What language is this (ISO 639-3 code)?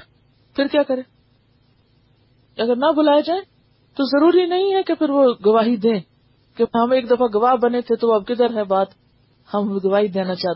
urd